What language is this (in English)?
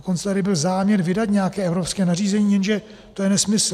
Czech